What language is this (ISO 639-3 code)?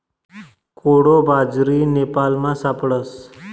mar